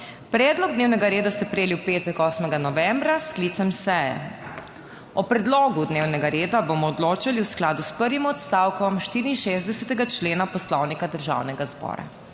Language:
Slovenian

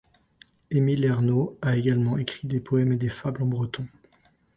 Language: French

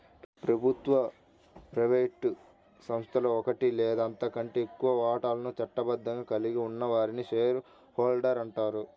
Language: Telugu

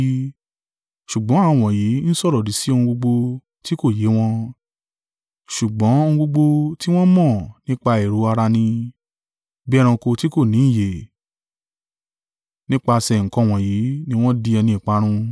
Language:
Yoruba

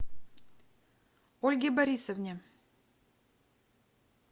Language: Russian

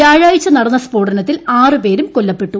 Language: Malayalam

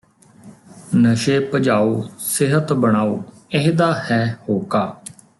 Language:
Punjabi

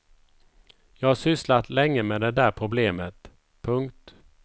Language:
Swedish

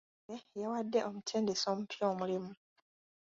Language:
Ganda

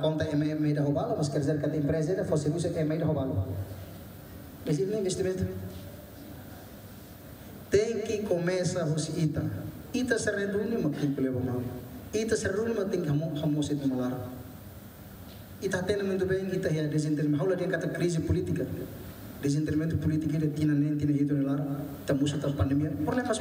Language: Spanish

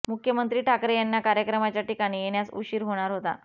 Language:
Marathi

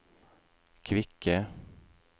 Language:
Norwegian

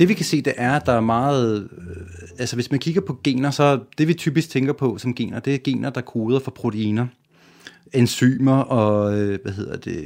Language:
Danish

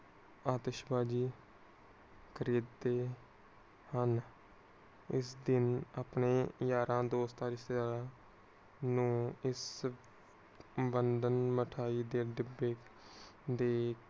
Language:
Punjabi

